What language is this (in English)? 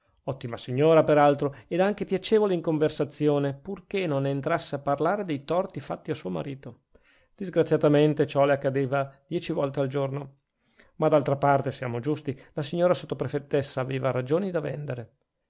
Italian